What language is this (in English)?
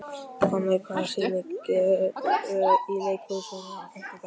Icelandic